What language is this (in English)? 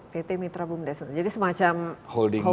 Indonesian